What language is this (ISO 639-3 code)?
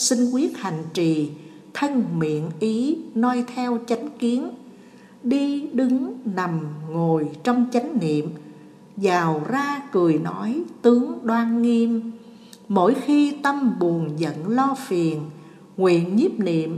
vie